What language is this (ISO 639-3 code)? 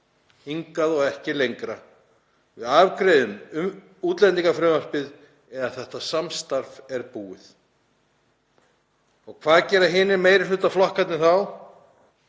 isl